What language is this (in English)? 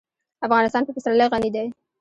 Pashto